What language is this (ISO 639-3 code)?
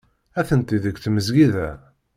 kab